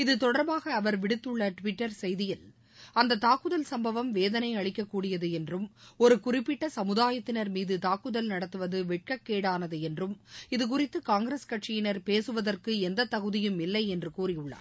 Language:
Tamil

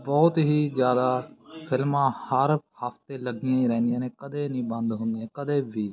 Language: Punjabi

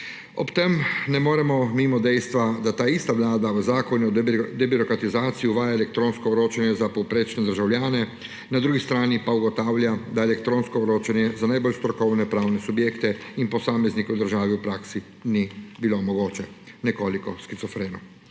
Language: Slovenian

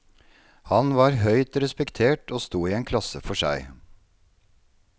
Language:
Norwegian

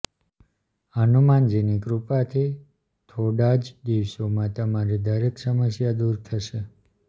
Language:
Gujarati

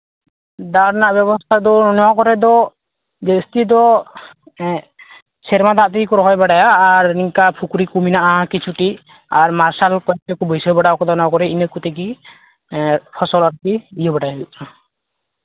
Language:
Santali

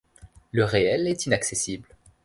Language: French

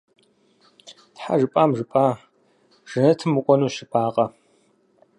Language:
Kabardian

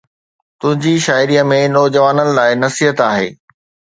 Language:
Sindhi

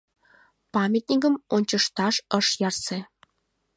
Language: Mari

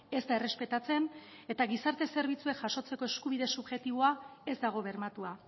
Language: Basque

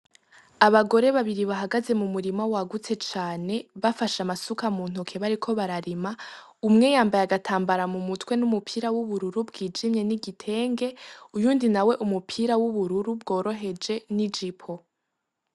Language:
Rundi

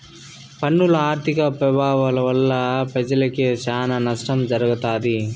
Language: Telugu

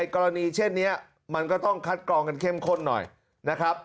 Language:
Thai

